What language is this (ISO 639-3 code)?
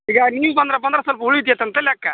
kan